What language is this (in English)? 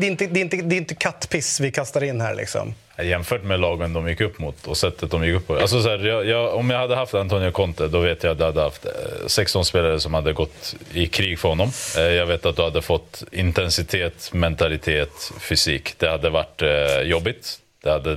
Swedish